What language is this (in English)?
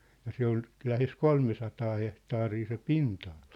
Finnish